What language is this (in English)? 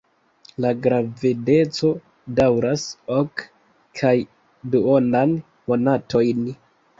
Esperanto